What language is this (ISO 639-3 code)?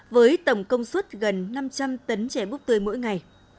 vie